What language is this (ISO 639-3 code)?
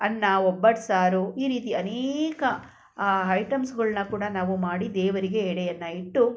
kan